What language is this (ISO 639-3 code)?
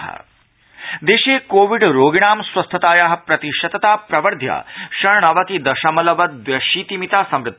san